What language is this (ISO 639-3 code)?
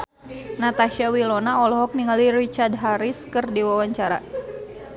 sun